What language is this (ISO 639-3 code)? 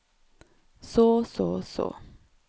nor